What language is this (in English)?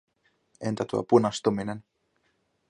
Finnish